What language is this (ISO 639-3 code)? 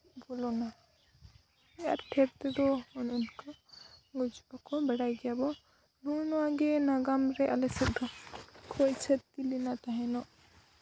sat